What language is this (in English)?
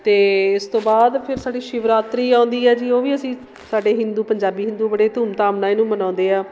Punjabi